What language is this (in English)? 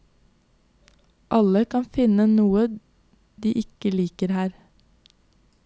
Norwegian